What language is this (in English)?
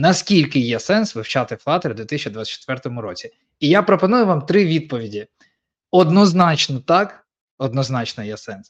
Ukrainian